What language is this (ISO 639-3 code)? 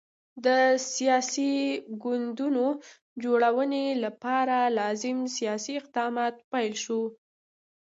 pus